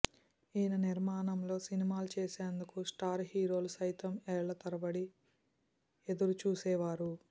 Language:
Telugu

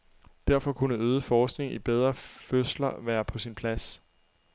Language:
Danish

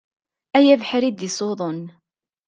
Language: Kabyle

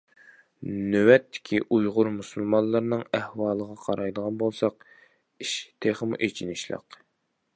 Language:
Uyghur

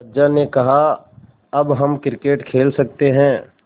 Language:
Hindi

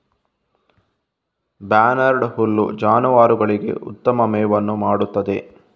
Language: Kannada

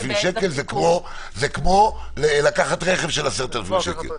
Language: Hebrew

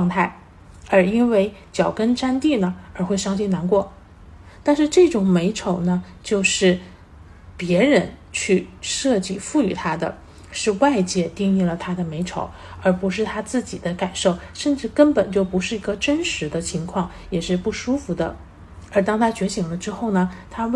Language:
Chinese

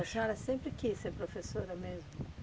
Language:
Portuguese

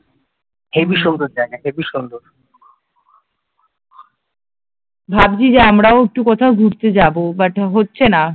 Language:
Bangla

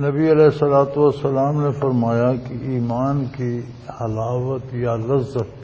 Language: Punjabi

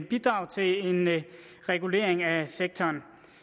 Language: Danish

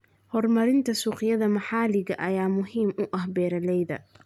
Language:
Somali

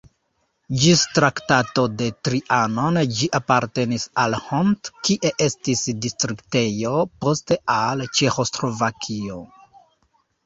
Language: Esperanto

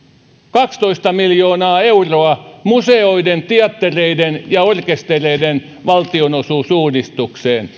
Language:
Finnish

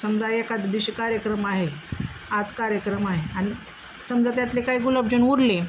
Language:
Marathi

